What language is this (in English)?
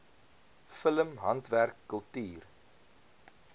Afrikaans